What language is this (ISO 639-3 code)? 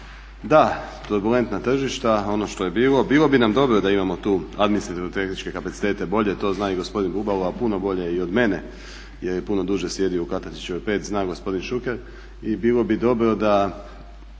hrv